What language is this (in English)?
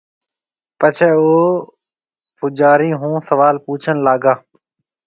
Marwari (Pakistan)